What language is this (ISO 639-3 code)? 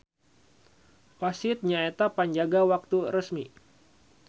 sun